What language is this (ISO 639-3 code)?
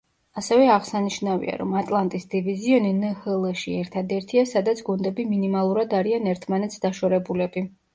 kat